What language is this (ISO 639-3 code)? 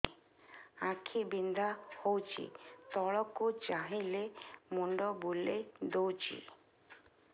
ori